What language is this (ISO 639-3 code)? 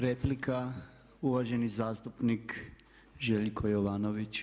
hrv